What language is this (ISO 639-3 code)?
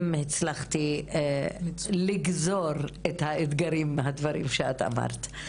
heb